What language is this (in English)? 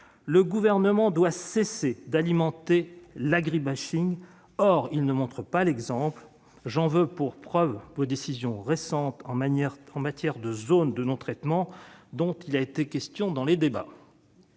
French